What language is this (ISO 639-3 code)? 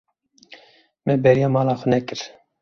kur